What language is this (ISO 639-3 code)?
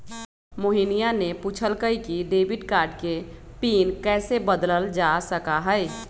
mag